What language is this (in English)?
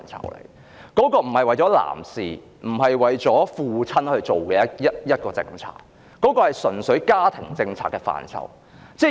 Cantonese